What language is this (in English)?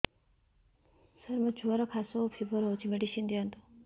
Odia